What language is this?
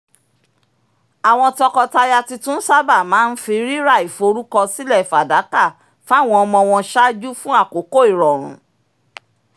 Yoruba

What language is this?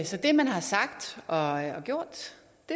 Danish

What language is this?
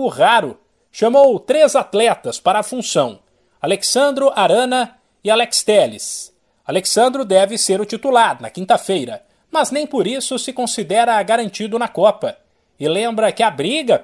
Portuguese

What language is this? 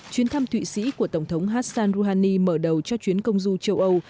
Vietnamese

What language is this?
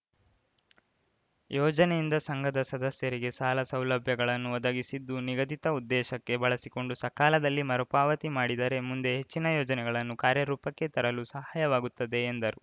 Kannada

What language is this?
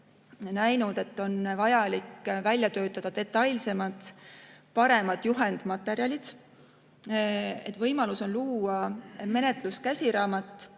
Estonian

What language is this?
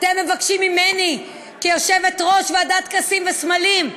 Hebrew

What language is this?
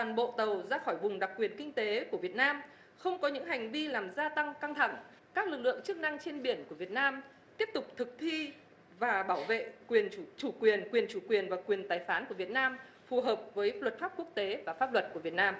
Vietnamese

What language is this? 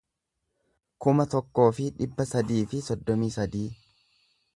Oromo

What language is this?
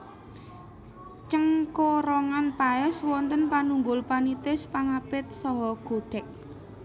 Javanese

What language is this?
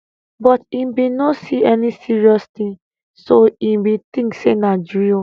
Nigerian Pidgin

